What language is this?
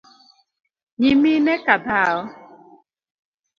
Luo (Kenya and Tanzania)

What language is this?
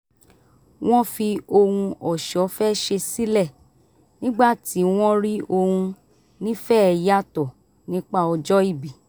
Yoruba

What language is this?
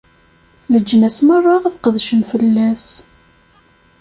Kabyle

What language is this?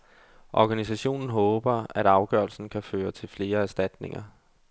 Danish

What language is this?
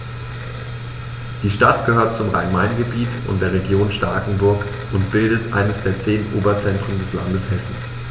German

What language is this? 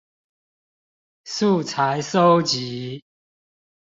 Chinese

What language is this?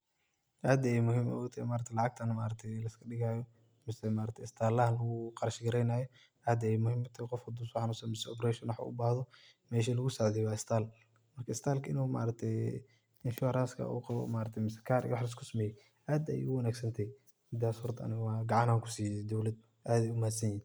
Somali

